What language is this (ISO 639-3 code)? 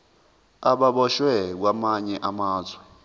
zul